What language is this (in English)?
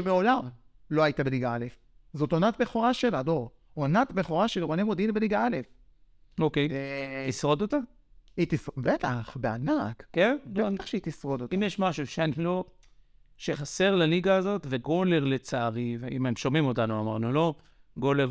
Hebrew